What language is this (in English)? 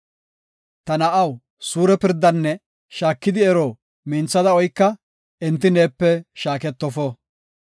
Gofa